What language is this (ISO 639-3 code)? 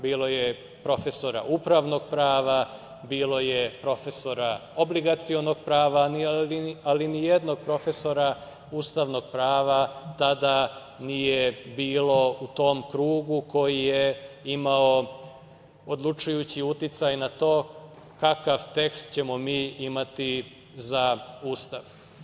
srp